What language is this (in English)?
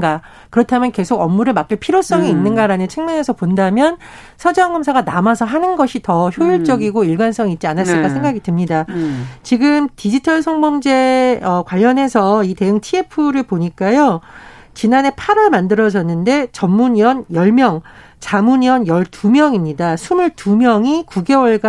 Korean